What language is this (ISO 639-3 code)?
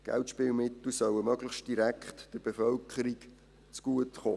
gsw